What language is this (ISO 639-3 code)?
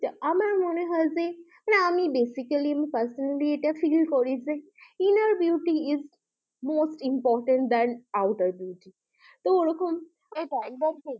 ben